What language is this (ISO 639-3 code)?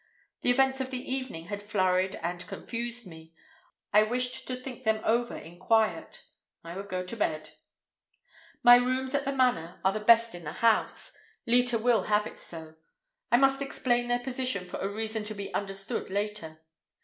eng